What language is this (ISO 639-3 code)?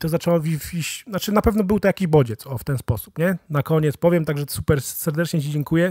pol